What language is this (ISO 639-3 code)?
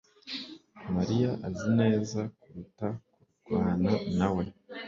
kin